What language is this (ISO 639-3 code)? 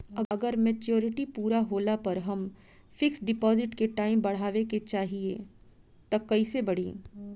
bho